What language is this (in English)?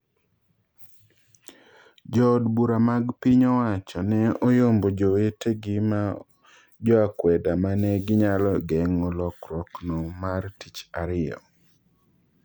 Luo (Kenya and Tanzania)